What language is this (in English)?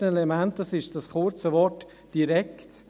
Swiss German